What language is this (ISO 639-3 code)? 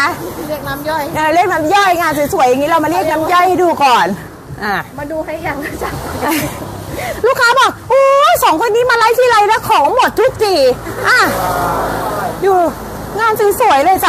tha